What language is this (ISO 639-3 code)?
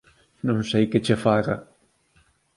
glg